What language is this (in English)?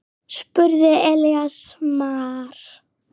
Icelandic